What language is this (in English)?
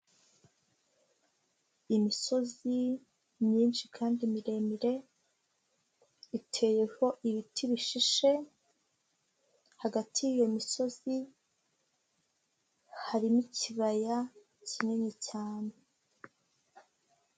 Kinyarwanda